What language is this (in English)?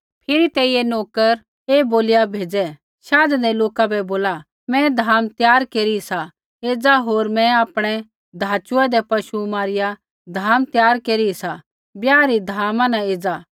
Kullu Pahari